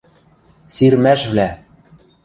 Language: Western Mari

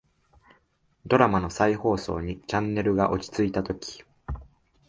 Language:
Japanese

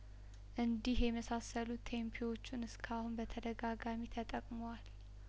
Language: Amharic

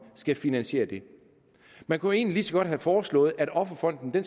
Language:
Danish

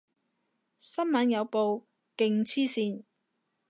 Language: Cantonese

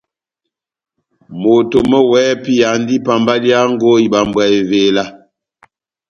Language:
Batanga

